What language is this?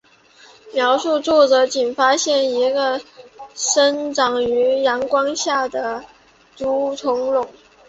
Chinese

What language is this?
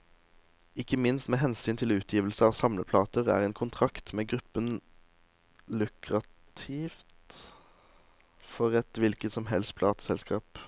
Norwegian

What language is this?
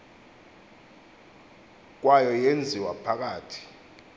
Xhosa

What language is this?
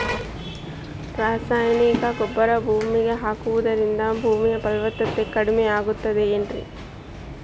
Kannada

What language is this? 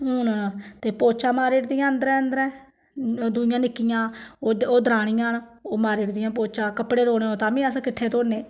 Dogri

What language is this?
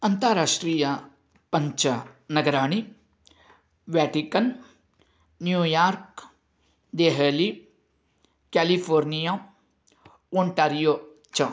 Sanskrit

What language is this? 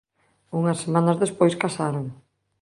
Galician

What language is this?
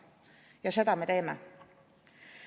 Estonian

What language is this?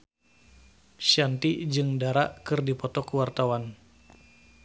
Sundanese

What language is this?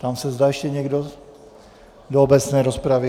Czech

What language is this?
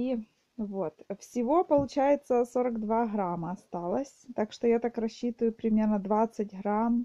Russian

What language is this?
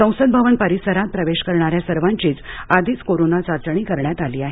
Marathi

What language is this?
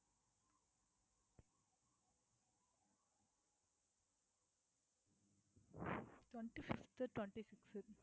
Tamil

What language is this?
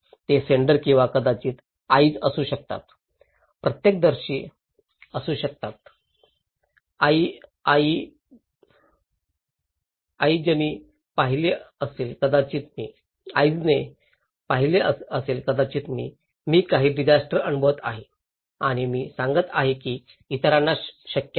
Marathi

